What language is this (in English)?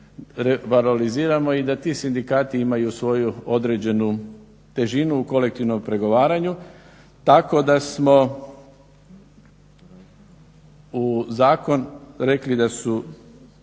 Croatian